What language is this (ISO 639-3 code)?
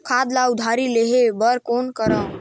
hne